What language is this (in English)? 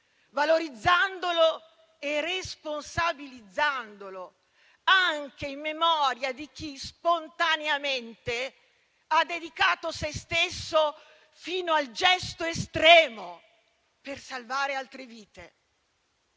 Italian